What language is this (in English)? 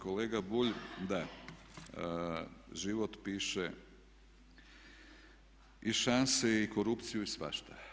Croatian